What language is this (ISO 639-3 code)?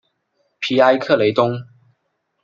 zho